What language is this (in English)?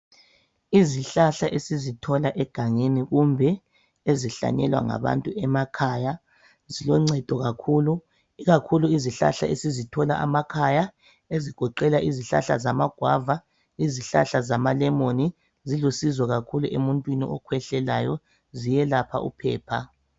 North Ndebele